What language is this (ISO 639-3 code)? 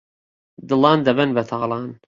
ckb